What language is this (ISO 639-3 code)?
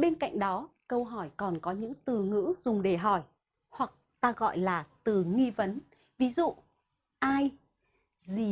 vie